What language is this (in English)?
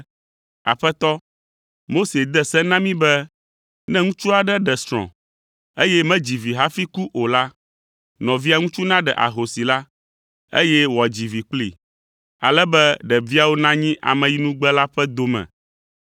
Ewe